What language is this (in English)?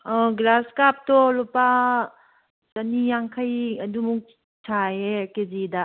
Manipuri